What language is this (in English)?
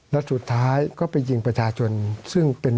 Thai